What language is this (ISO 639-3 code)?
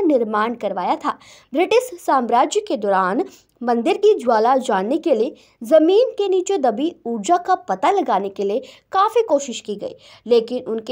hin